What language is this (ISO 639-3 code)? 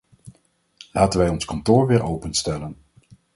nld